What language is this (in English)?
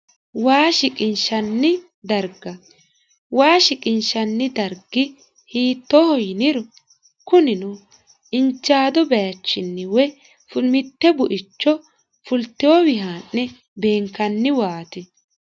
Sidamo